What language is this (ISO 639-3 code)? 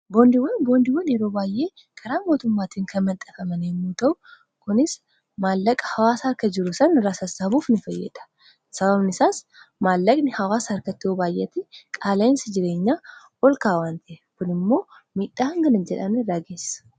orm